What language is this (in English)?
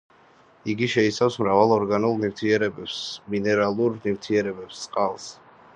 Georgian